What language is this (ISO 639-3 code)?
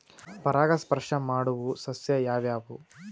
kan